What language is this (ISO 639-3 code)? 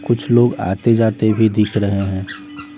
hin